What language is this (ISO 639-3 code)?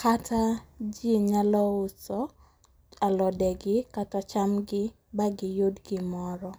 luo